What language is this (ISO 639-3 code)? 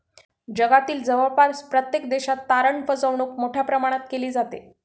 mar